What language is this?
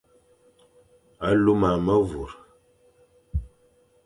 Fang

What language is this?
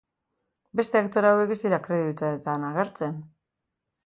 Basque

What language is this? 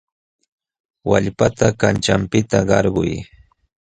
Jauja Wanca Quechua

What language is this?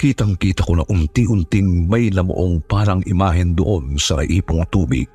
Filipino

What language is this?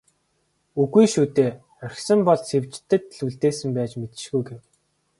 Mongolian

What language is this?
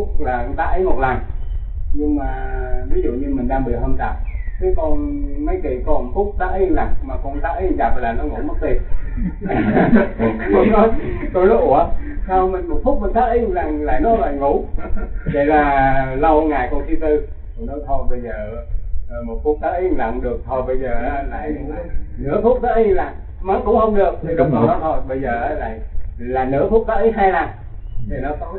Vietnamese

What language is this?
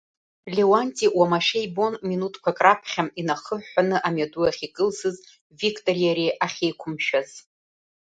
Abkhazian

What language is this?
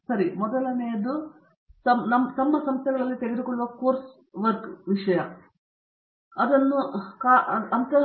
Kannada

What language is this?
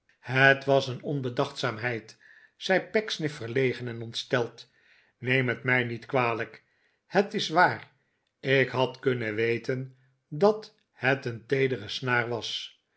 Dutch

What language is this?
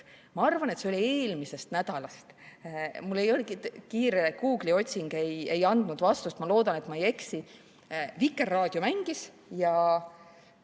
Estonian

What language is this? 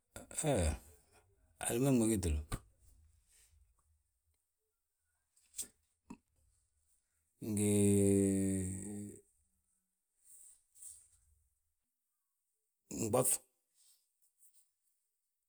Balanta-Ganja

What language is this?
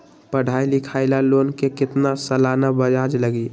Magahi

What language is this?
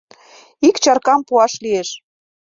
Mari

